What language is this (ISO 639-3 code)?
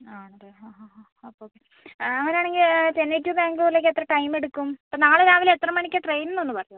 mal